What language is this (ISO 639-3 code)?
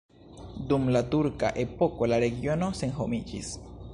epo